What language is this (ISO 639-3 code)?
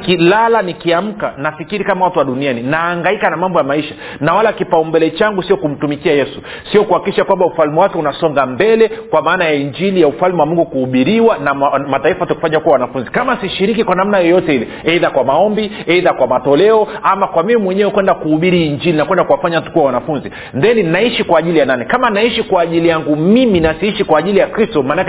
swa